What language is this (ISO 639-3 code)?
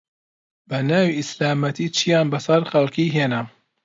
ckb